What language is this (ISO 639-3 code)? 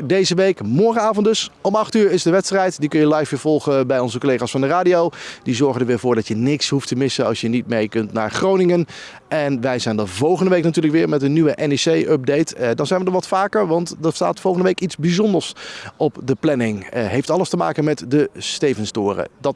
nld